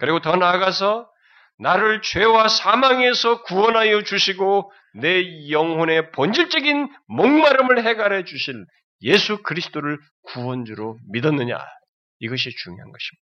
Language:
Korean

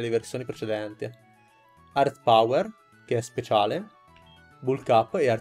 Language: Italian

